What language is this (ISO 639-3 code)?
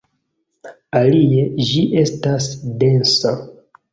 epo